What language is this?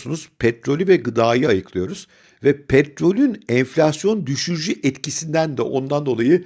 Turkish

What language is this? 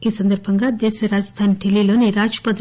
Telugu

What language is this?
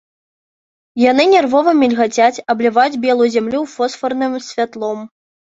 Belarusian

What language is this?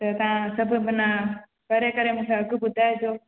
Sindhi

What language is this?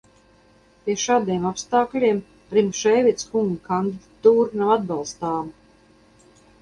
Latvian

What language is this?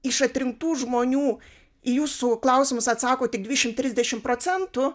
Lithuanian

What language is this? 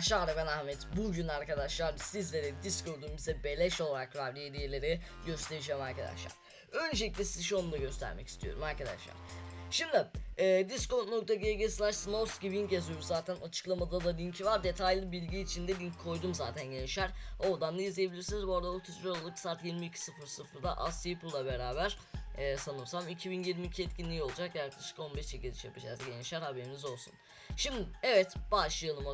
Turkish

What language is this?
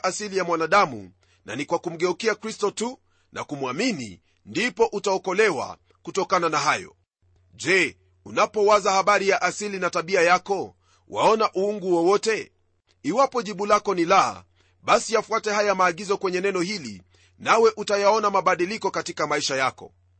Swahili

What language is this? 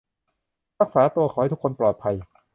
Thai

